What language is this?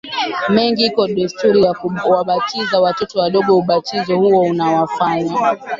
Swahili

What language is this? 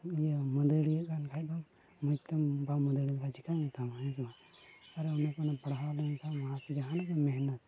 Santali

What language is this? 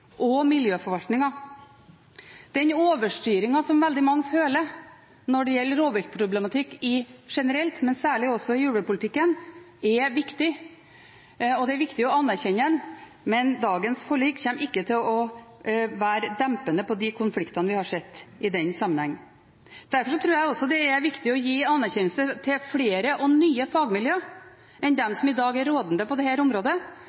Norwegian Bokmål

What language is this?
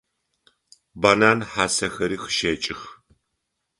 Adyghe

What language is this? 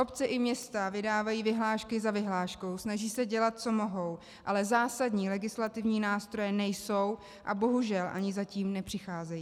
Czech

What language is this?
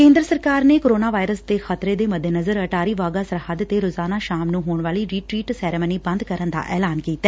Punjabi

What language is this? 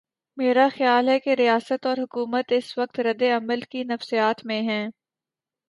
Urdu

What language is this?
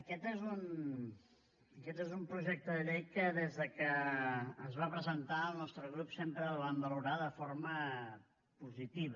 Catalan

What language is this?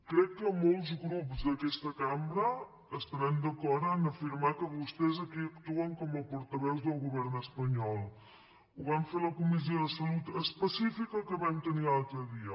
Catalan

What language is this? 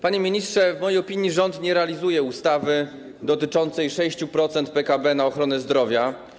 Polish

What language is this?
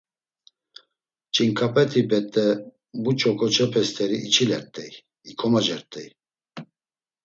Laz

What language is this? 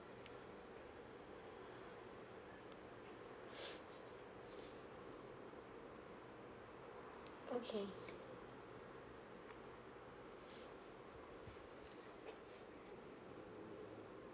English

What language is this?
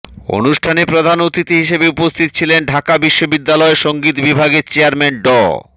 Bangla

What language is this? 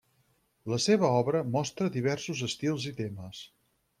Catalan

